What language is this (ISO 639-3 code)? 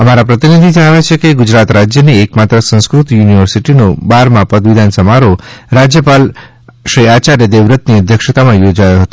guj